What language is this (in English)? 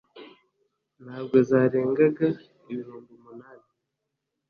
Kinyarwanda